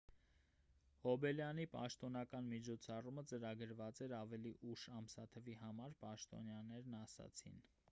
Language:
Armenian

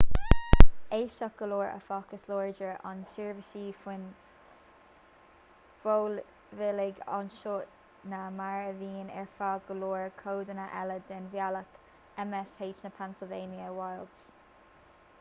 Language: Irish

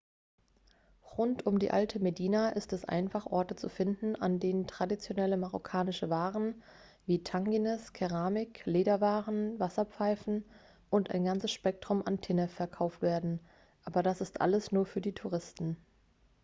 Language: German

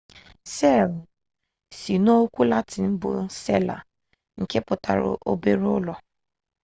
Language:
Igbo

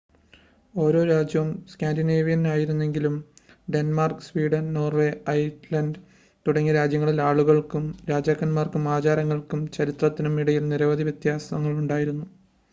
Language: Malayalam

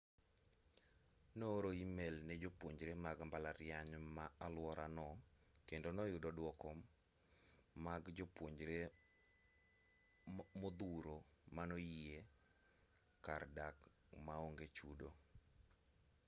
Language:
Luo (Kenya and Tanzania)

